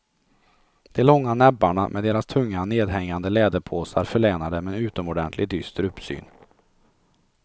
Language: Swedish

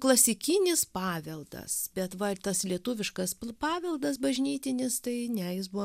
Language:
Lithuanian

